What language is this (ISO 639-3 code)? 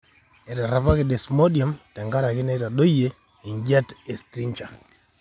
mas